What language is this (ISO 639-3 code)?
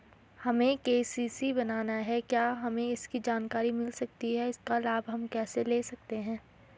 hin